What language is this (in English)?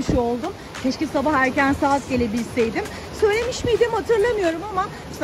Turkish